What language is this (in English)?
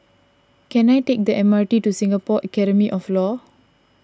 English